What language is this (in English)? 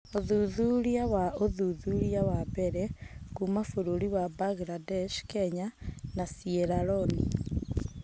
Kikuyu